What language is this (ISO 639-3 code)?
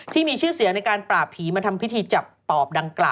tha